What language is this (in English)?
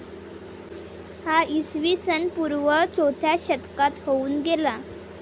Marathi